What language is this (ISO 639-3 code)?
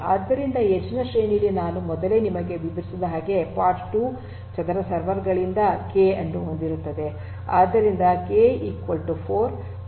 kan